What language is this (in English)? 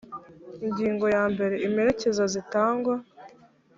Kinyarwanda